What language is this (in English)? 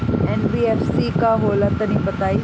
Bhojpuri